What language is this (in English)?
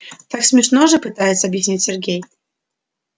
Russian